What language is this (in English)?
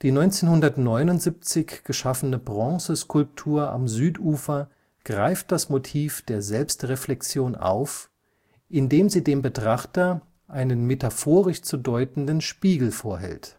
German